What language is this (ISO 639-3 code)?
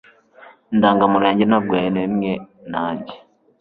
kin